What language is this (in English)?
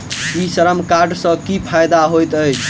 Maithili